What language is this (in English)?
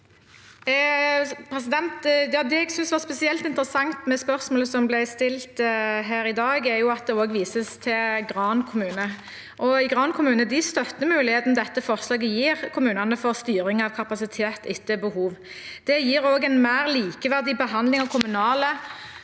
Norwegian